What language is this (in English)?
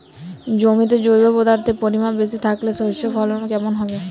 Bangla